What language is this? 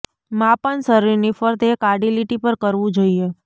Gujarati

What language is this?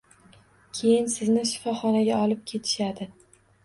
Uzbek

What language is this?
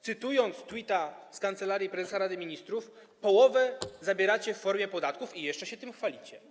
Polish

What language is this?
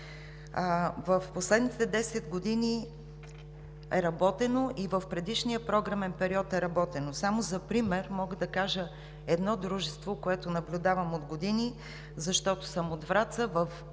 Bulgarian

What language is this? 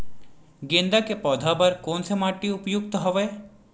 Chhattisgarhi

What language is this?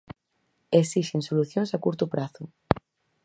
Galician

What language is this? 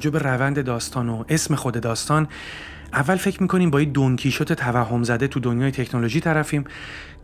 Persian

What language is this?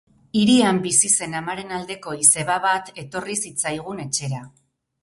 Basque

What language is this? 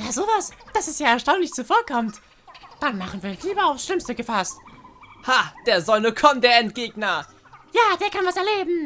German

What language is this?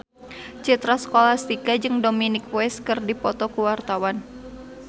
Sundanese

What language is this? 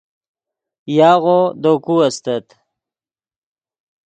Yidgha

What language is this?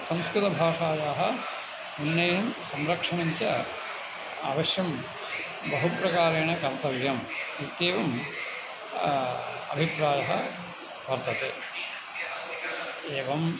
Sanskrit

